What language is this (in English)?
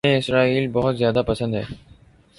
Urdu